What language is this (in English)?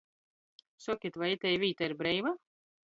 Latgalian